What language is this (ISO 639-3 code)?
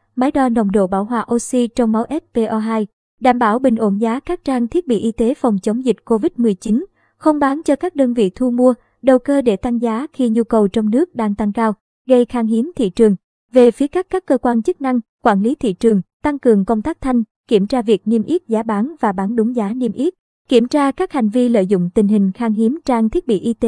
vie